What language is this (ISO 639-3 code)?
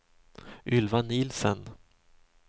swe